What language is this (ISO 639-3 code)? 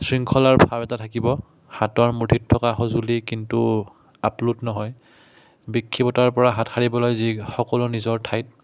asm